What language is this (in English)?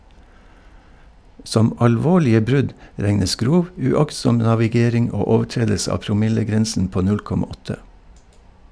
Norwegian